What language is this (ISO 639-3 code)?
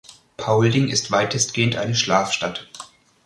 deu